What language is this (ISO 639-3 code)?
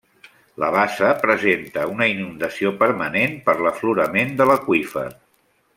cat